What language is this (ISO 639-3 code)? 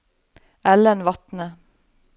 nor